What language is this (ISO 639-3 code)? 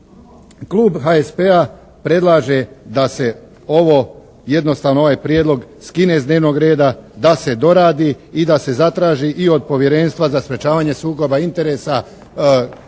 hrv